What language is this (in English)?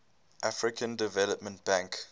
English